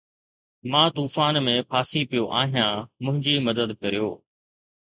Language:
Sindhi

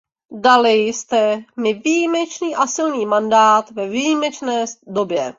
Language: Czech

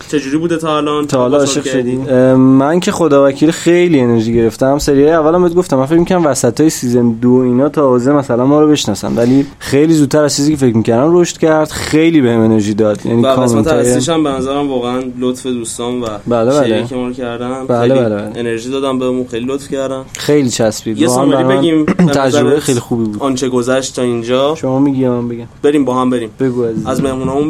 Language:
Persian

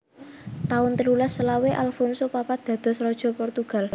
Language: Javanese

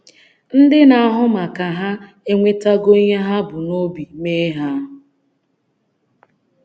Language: Igbo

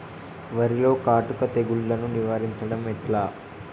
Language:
Telugu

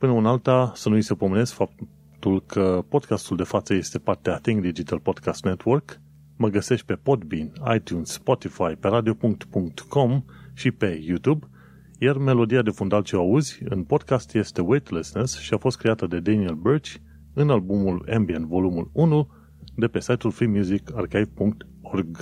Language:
Romanian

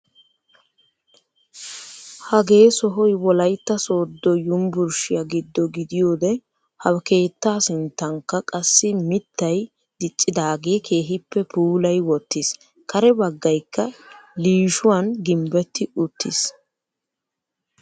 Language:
Wolaytta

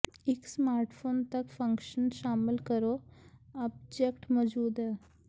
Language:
Punjabi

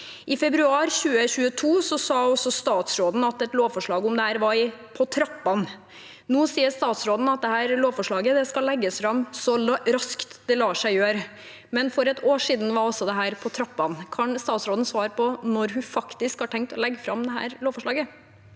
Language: Norwegian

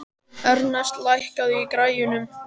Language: Icelandic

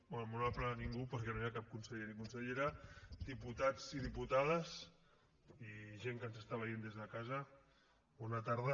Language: Catalan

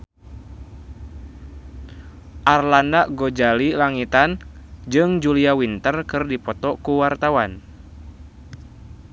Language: Sundanese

